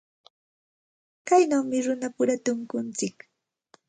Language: Santa Ana de Tusi Pasco Quechua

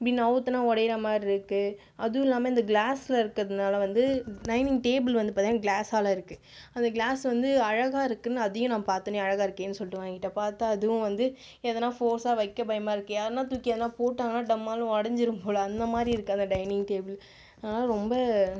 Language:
Tamil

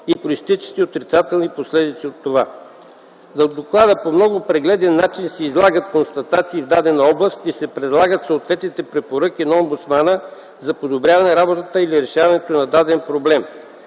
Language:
Bulgarian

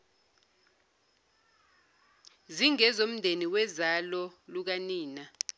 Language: Zulu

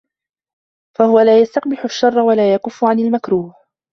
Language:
Arabic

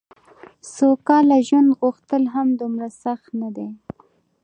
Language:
Pashto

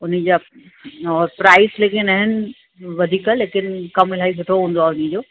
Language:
Sindhi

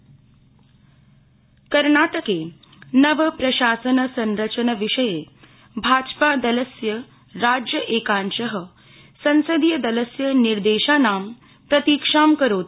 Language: Sanskrit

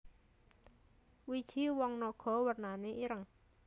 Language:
Javanese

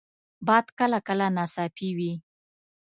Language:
Pashto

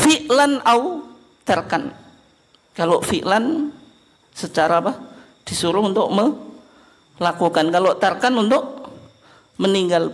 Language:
Indonesian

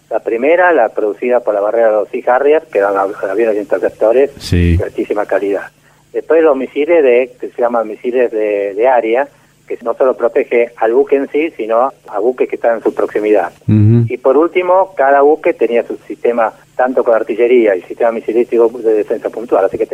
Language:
Spanish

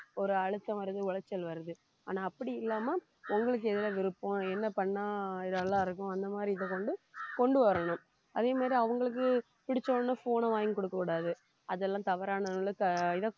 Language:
Tamil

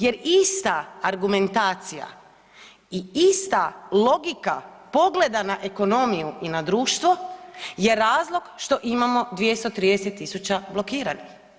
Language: Croatian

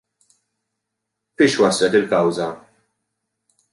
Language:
Maltese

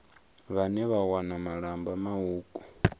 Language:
Venda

